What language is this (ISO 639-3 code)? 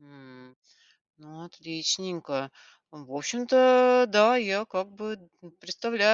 rus